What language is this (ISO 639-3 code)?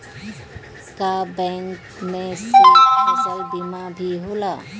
bho